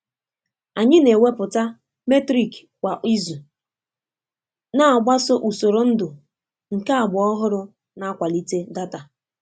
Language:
Igbo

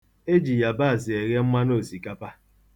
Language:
Igbo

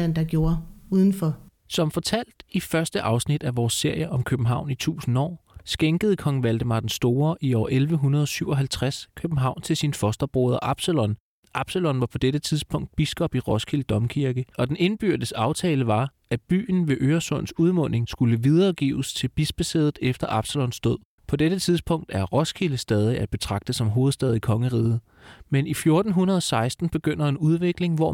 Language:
Danish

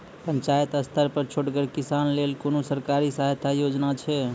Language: Maithili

